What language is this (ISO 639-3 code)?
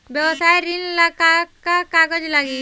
bho